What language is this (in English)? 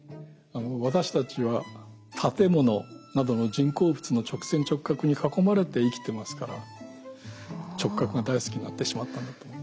Japanese